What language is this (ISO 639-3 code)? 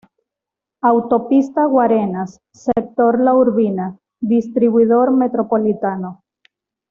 spa